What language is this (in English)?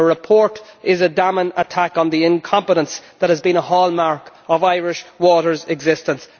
English